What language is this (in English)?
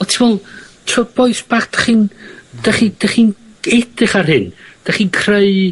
Welsh